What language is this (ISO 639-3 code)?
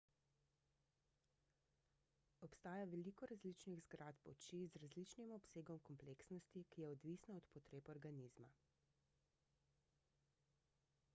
slv